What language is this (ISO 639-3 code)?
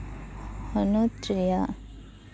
sat